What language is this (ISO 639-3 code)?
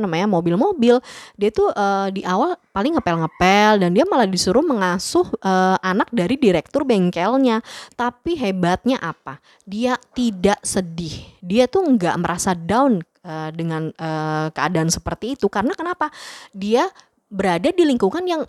ind